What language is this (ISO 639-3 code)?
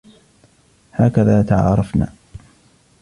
ara